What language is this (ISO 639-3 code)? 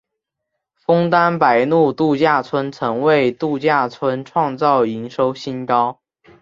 zho